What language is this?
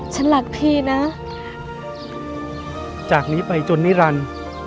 Thai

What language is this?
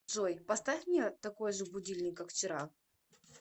Russian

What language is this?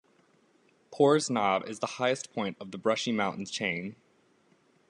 English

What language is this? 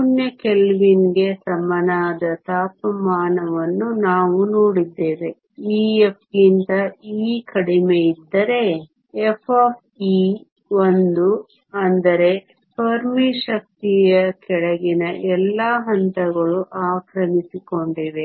Kannada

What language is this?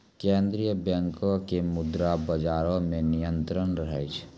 Maithili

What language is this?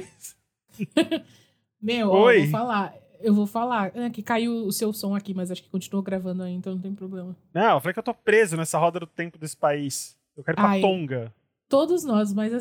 Portuguese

